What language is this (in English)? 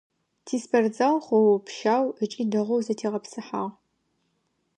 Adyghe